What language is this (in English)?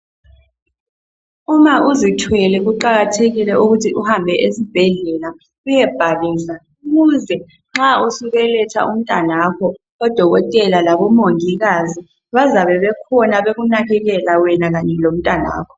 North Ndebele